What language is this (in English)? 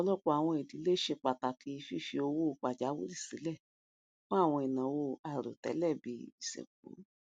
Yoruba